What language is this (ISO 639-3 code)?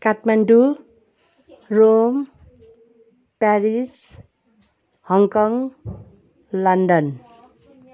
nep